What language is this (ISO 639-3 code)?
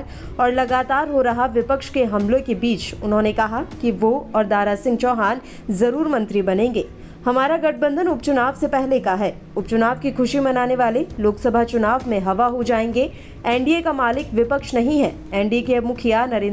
hin